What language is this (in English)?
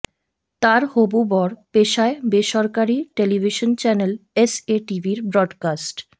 Bangla